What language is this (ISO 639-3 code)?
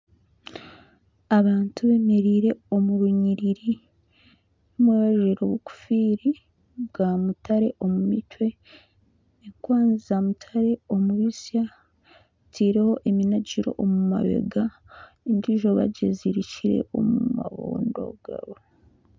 nyn